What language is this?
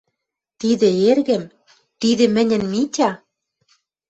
Western Mari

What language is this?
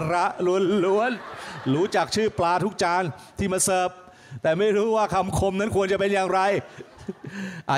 Thai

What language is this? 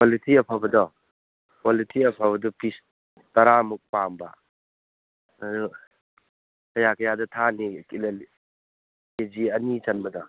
Manipuri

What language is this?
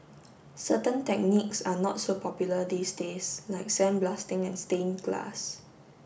English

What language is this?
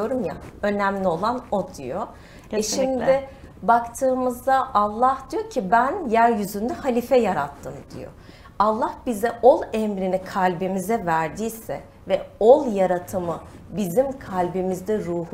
Turkish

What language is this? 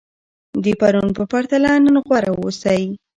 Pashto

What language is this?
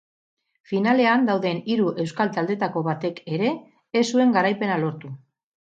Basque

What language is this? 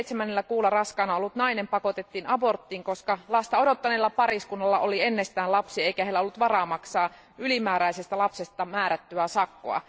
Finnish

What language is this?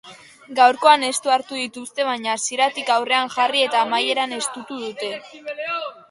Basque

